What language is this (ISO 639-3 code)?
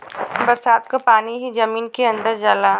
bho